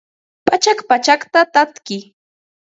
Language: Ambo-Pasco Quechua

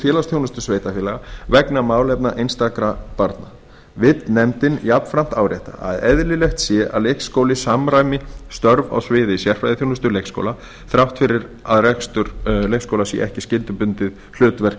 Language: Icelandic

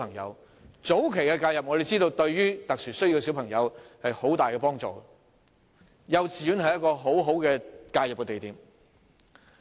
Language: Cantonese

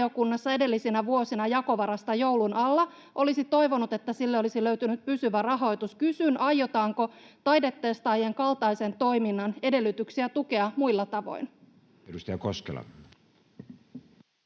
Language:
Finnish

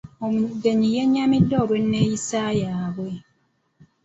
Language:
Ganda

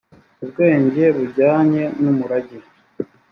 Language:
Kinyarwanda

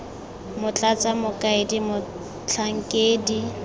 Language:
Tswana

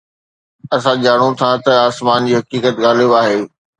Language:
Sindhi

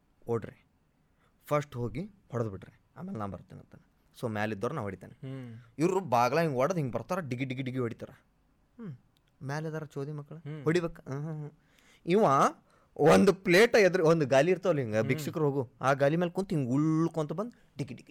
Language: Kannada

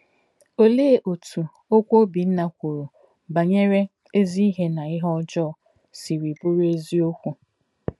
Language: Igbo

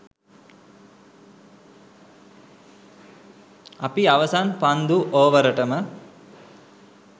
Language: Sinhala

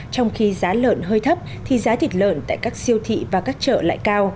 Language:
Vietnamese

